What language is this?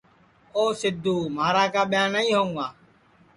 Sansi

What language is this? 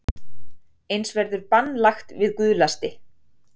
Icelandic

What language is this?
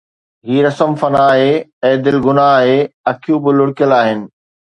Sindhi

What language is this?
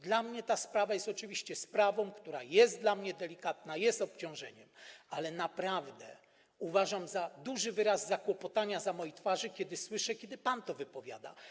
Polish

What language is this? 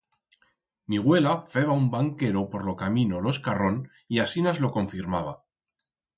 Aragonese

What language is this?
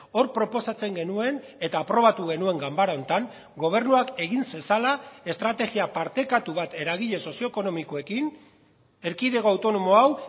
Basque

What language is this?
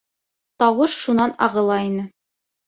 Bashkir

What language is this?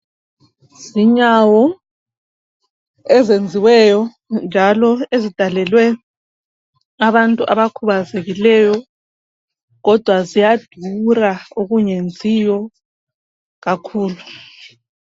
North Ndebele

